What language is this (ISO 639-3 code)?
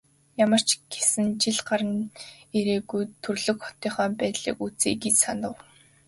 mon